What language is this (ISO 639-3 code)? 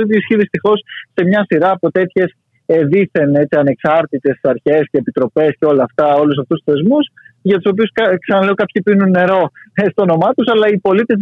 ell